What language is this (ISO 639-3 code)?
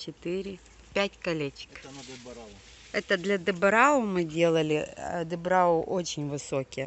rus